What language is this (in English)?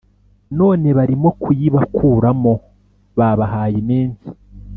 Kinyarwanda